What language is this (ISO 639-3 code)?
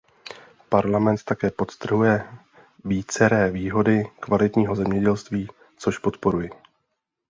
ces